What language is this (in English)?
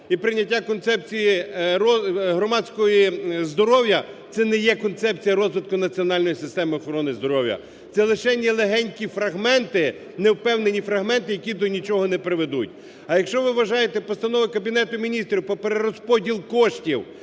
Ukrainian